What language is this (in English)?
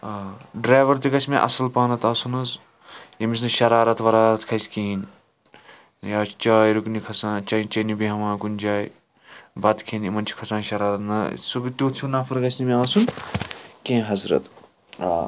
Kashmiri